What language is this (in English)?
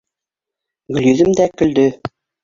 Bashkir